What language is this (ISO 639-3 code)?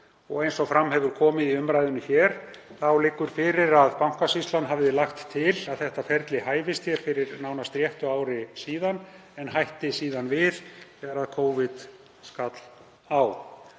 isl